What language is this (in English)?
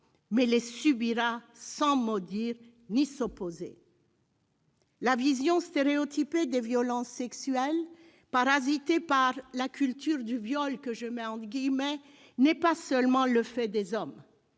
French